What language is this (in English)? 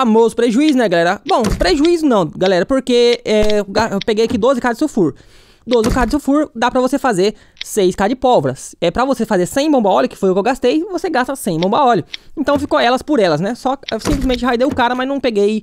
Portuguese